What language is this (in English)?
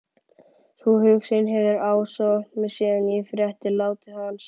Icelandic